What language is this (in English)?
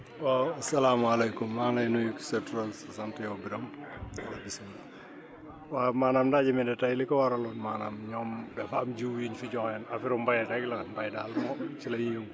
Wolof